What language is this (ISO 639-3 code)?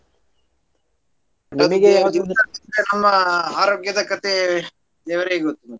kan